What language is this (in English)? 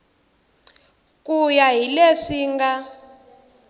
Tsonga